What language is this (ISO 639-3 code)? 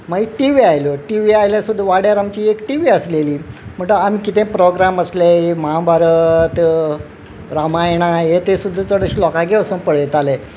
kok